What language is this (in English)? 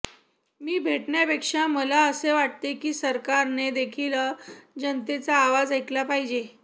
Marathi